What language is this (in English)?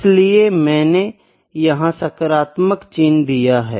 Hindi